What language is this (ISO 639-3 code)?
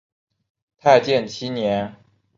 zho